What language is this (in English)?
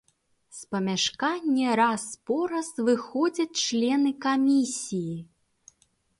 Belarusian